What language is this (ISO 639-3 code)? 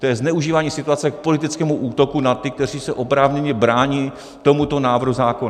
ces